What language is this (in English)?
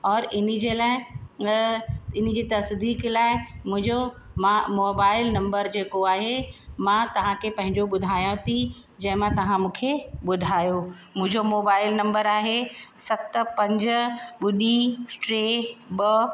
Sindhi